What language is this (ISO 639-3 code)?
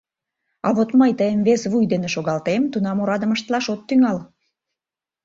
chm